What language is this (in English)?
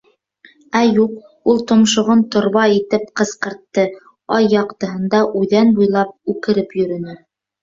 Bashkir